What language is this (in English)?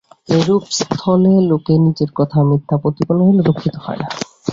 Bangla